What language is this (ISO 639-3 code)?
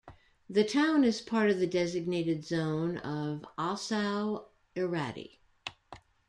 eng